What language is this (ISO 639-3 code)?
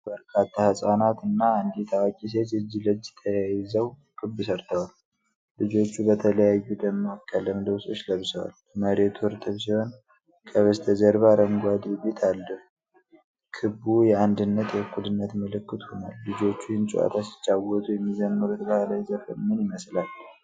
amh